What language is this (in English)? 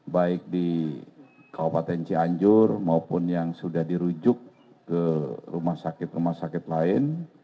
Indonesian